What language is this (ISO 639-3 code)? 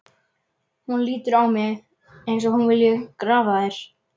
isl